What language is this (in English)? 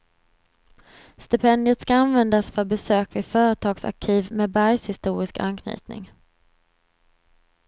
Swedish